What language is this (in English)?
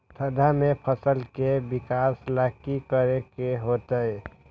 Magahi